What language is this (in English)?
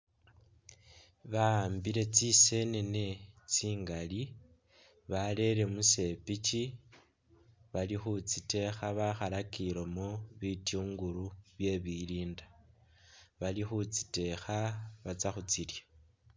Masaaba